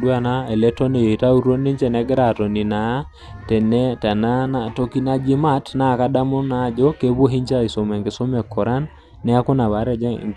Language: Masai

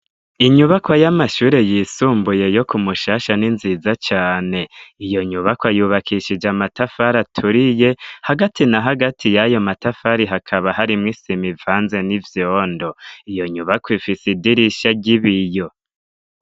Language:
Rundi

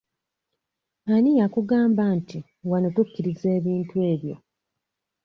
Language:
Ganda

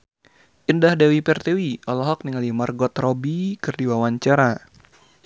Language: Sundanese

